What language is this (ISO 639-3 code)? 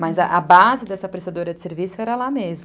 por